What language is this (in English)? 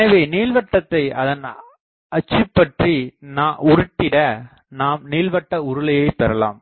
Tamil